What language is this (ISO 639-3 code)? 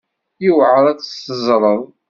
kab